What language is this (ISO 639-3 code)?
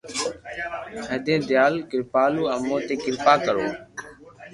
lrk